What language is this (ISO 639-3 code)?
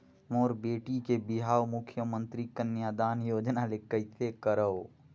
hne